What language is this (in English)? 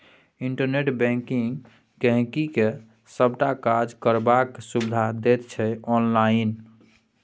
Maithili